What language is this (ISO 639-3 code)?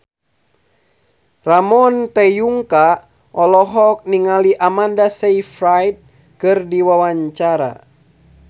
sun